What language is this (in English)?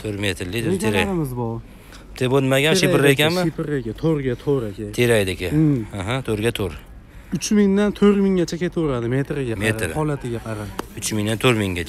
Turkish